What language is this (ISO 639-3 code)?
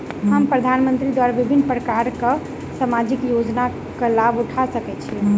mai